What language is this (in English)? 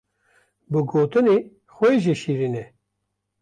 Kurdish